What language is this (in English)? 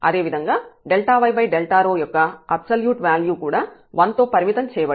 Telugu